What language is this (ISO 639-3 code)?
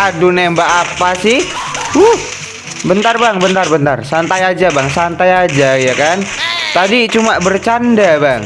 ind